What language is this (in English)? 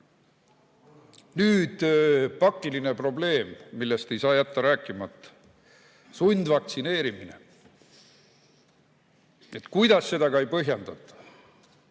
Estonian